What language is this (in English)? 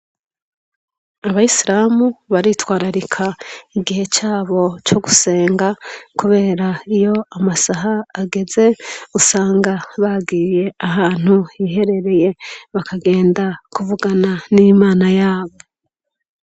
Rundi